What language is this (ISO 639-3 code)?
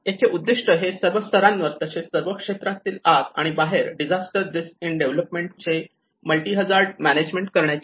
mar